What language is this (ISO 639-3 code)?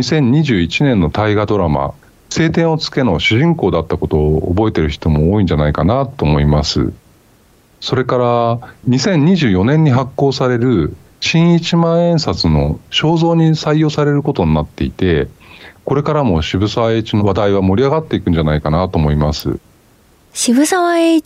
jpn